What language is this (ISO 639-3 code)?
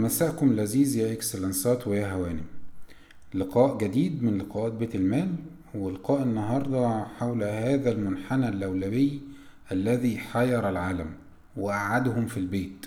ara